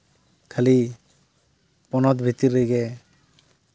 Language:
Santali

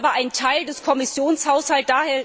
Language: German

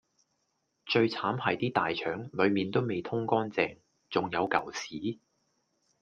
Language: Cantonese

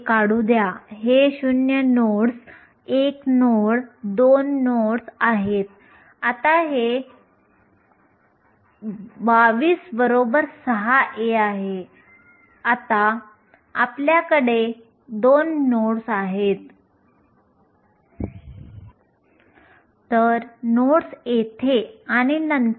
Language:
Marathi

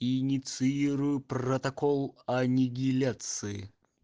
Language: Russian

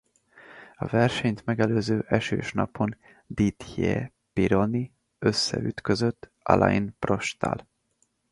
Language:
Hungarian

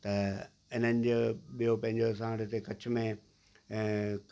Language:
Sindhi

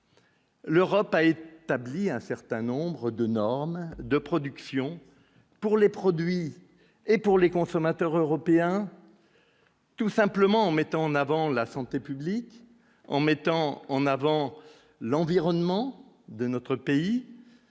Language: French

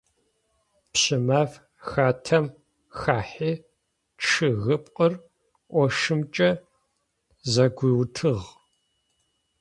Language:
Adyghe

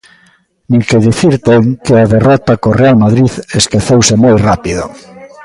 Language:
Galician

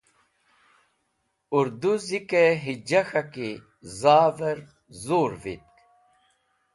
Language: Wakhi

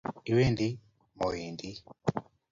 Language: Kalenjin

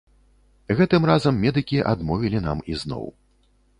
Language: Belarusian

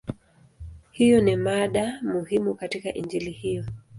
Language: Swahili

